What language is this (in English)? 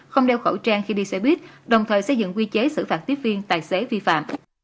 Vietnamese